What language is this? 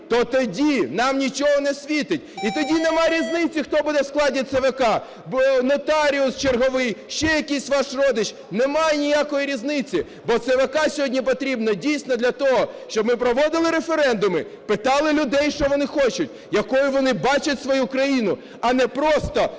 Ukrainian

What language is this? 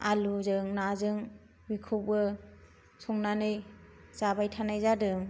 Bodo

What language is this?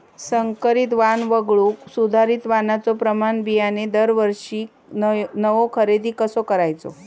Marathi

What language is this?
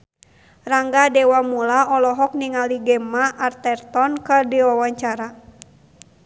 Sundanese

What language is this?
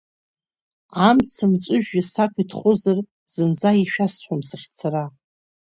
Abkhazian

